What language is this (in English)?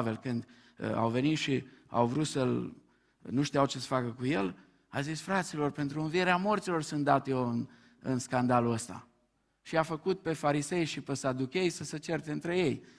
Romanian